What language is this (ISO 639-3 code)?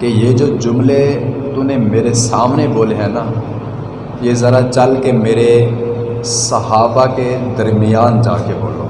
urd